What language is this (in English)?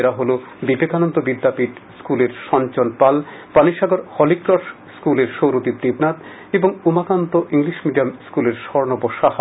Bangla